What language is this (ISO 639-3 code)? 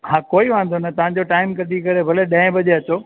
snd